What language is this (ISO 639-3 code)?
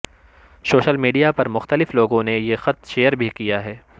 urd